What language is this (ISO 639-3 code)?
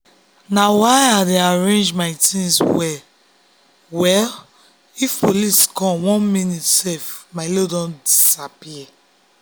pcm